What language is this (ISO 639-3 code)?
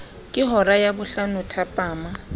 sot